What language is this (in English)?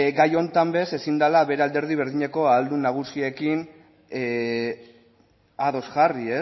Basque